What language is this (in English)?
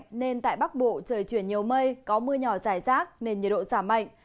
Vietnamese